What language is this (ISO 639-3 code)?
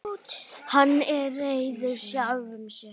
isl